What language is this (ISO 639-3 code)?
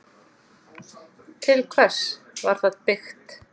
isl